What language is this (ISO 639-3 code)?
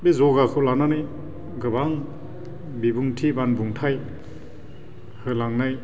brx